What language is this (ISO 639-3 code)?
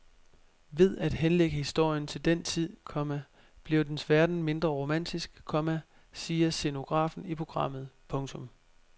dan